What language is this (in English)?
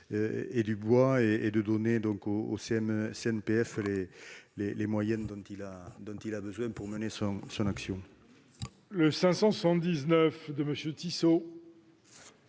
French